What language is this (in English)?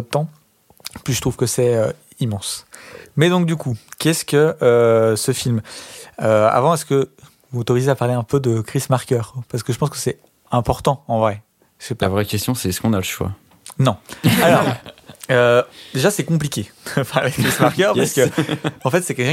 French